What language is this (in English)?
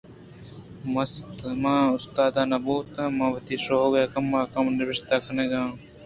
Eastern Balochi